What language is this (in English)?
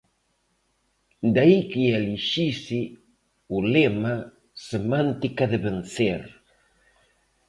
Galician